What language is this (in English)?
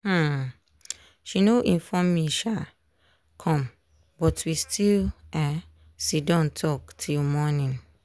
Nigerian Pidgin